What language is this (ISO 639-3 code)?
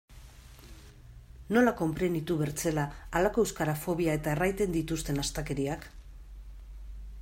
eus